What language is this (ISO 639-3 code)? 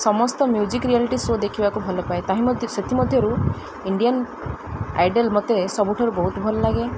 ori